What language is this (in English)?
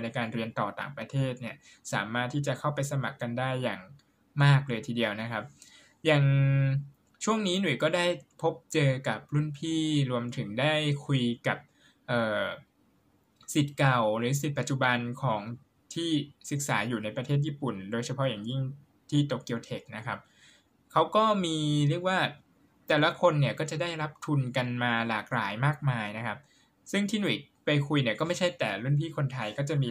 Thai